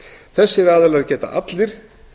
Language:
Icelandic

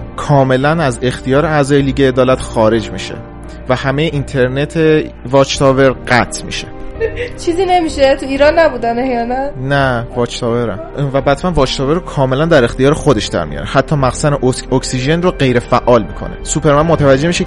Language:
Persian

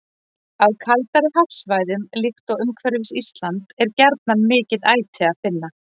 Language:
Icelandic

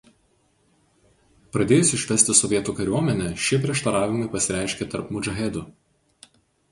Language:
Lithuanian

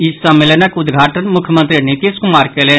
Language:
Maithili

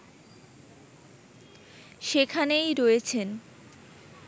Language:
Bangla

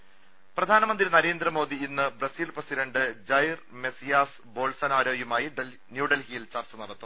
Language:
Malayalam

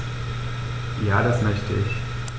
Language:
German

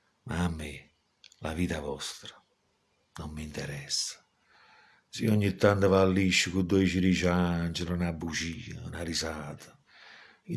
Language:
Italian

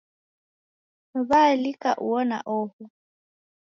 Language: Taita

